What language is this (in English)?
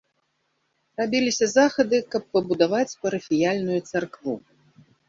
Belarusian